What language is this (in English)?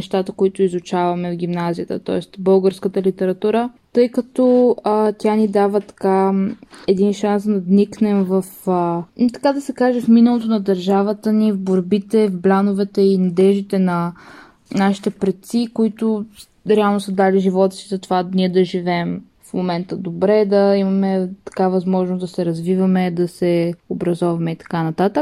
Bulgarian